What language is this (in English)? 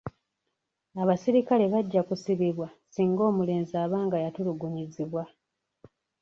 Ganda